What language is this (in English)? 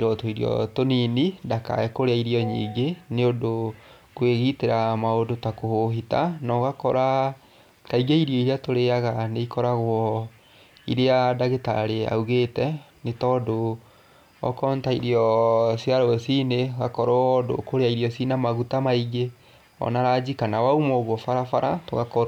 Kikuyu